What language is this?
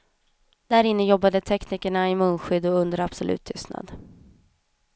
Swedish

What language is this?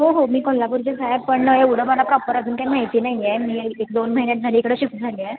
Marathi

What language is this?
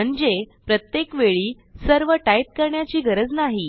Marathi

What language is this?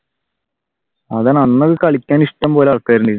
Malayalam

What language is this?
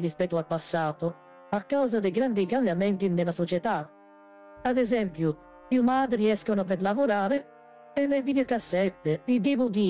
Italian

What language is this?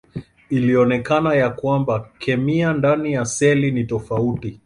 Swahili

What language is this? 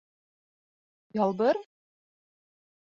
Bashkir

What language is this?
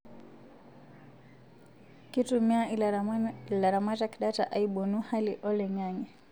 Masai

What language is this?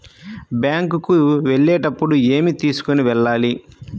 Telugu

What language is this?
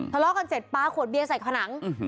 Thai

